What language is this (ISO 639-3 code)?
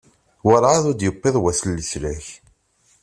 kab